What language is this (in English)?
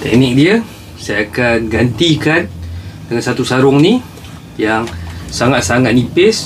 Malay